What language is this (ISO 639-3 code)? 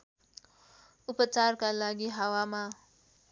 nep